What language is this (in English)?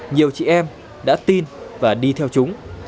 Vietnamese